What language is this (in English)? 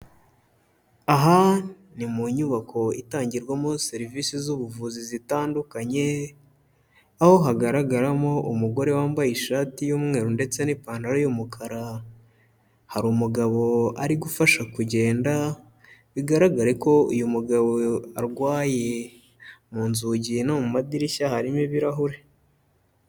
Kinyarwanda